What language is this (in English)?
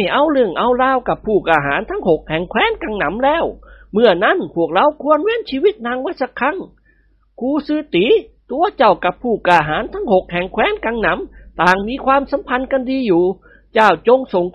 Thai